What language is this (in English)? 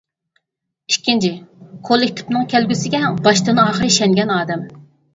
Uyghur